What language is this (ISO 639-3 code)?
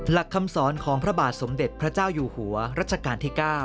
tha